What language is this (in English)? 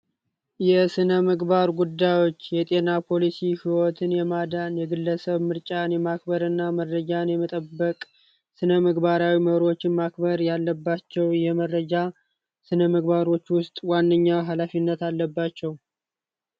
Amharic